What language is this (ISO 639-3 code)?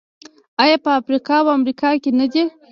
pus